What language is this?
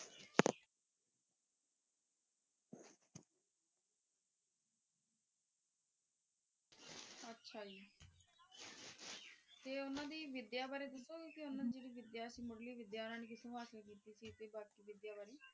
Punjabi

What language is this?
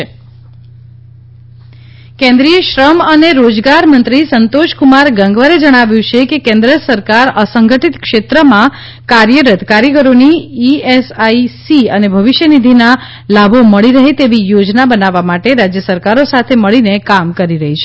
Gujarati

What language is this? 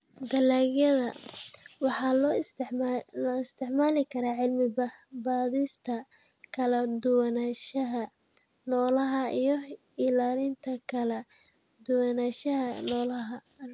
Somali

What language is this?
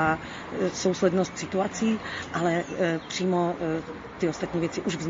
Czech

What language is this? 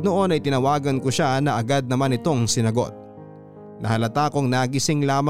Filipino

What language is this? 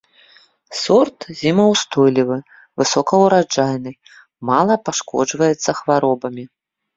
Belarusian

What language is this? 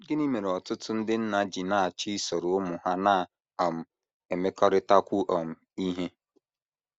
Igbo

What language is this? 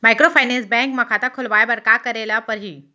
Chhattisgarhi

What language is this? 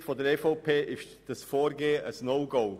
Swiss German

